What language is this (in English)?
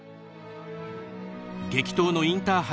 Japanese